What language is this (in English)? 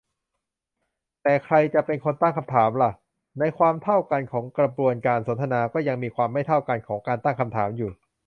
Thai